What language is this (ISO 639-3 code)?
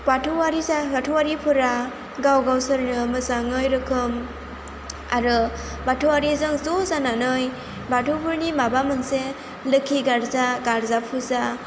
brx